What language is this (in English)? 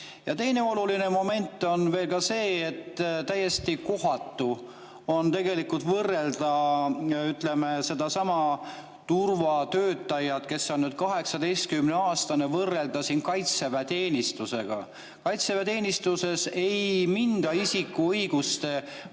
Estonian